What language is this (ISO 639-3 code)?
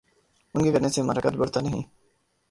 urd